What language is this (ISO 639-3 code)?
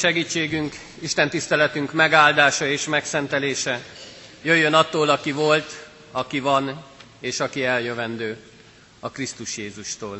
hun